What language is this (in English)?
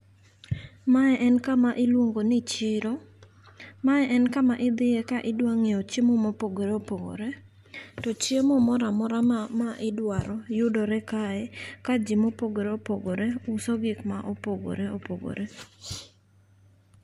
Luo (Kenya and Tanzania)